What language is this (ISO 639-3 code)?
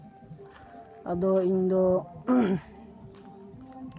sat